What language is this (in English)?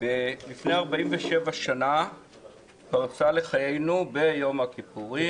Hebrew